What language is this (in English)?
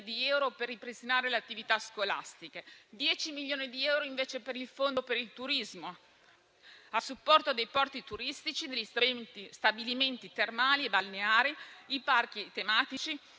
Italian